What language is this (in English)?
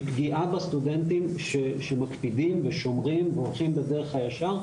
Hebrew